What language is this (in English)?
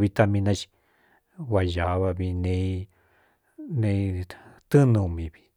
Cuyamecalco Mixtec